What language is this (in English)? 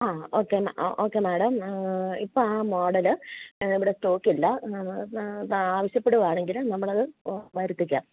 Malayalam